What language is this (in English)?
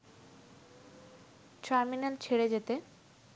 Bangla